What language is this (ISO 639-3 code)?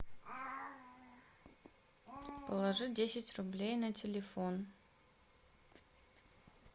rus